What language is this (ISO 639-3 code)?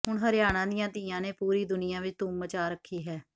pan